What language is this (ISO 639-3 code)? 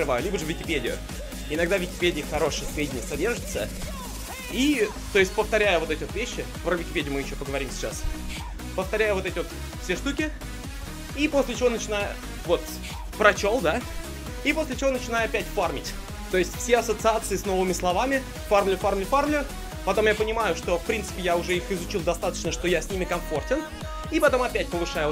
rus